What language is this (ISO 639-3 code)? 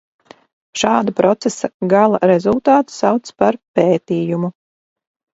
lav